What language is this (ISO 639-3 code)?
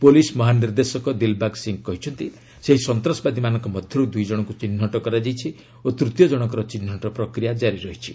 ori